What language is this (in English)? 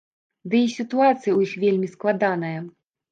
Belarusian